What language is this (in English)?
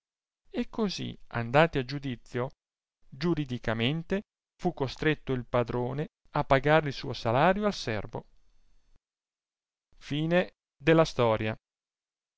Italian